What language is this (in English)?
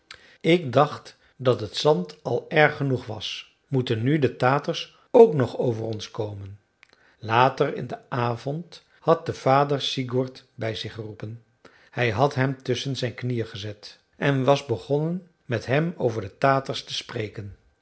Dutch